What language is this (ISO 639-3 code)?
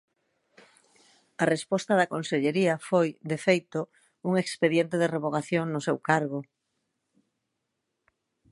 glg